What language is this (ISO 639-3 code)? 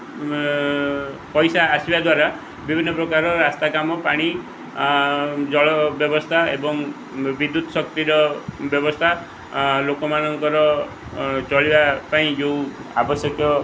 ori